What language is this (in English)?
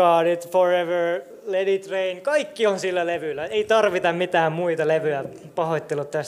Finnish